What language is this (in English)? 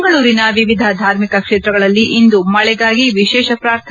Kannada